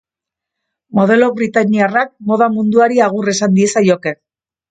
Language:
Basque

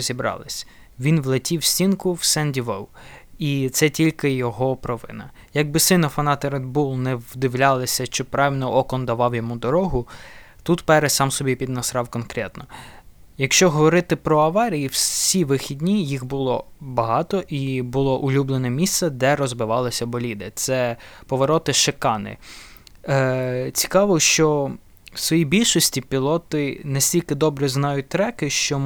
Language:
Ukrainian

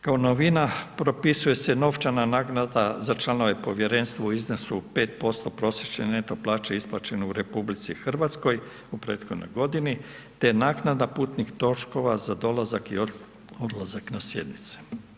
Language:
Croatian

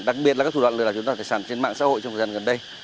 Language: Vietnamese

